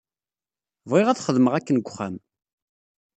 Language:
Kabyle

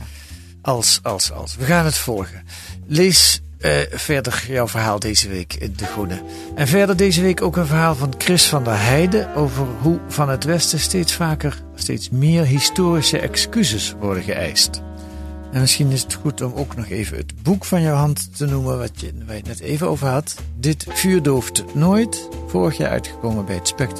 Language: Dutch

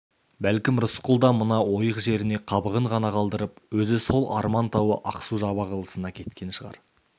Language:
Kazakh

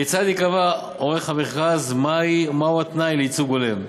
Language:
Hebrew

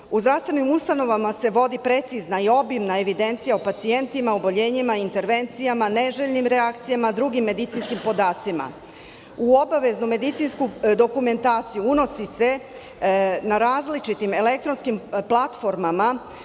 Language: Serbian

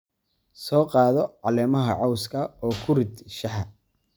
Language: Somali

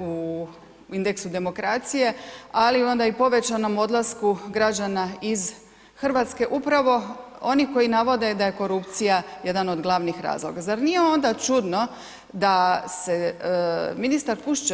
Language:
Croatian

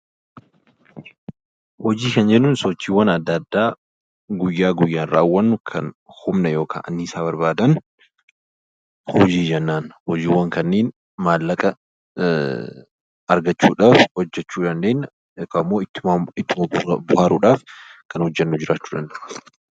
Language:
Oromo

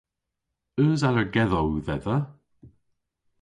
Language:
Cornish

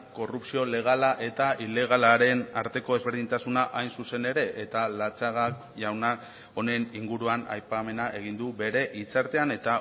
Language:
Basque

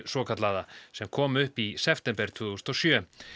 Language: Icelandic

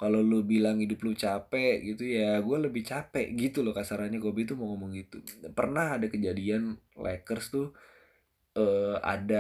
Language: Indonesian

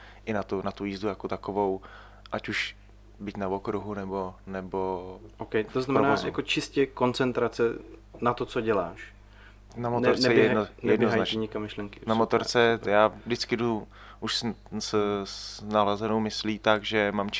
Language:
Czech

